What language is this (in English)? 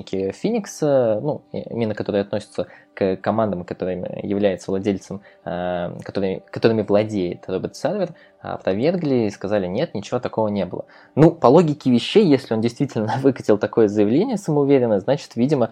Russian